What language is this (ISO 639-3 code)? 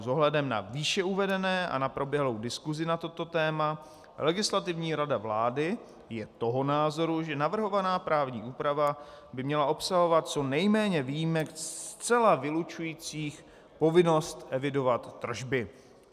ces